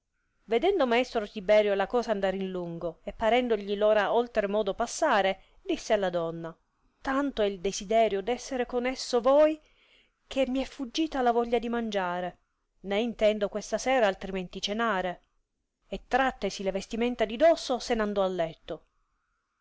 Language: Italian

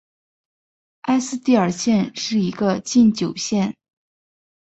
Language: Chinese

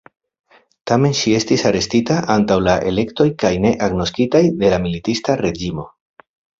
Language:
Esperanto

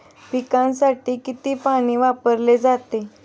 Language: Marathi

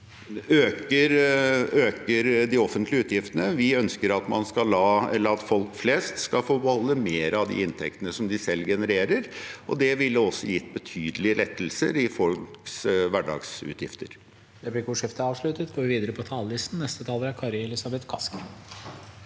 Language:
Norwegian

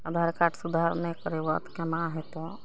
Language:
Maithili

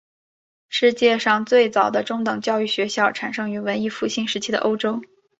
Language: Chinese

